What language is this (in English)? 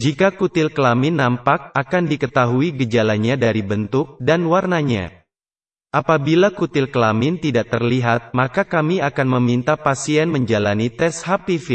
Indonesian